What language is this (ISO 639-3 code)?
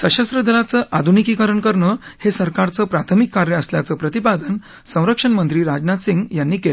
mar